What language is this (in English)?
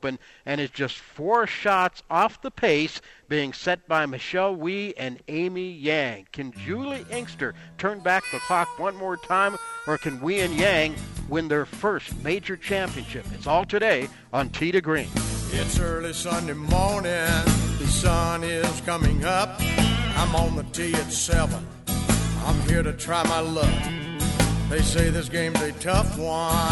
English